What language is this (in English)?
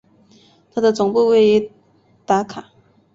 Chinese